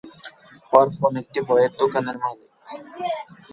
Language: Bangla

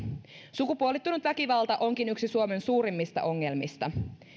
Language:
Finnish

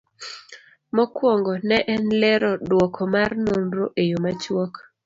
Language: Luo (Kenya and Tanzania)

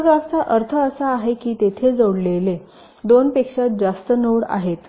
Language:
Marathi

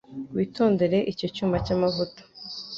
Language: Kinyarwanda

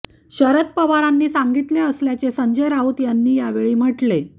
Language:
Marathi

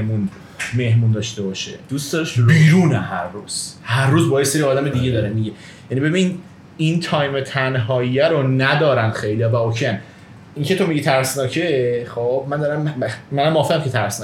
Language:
Persian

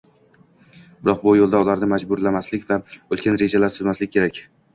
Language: Uzbek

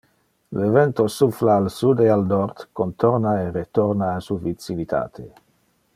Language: Interlingua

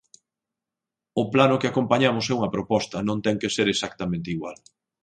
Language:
Galician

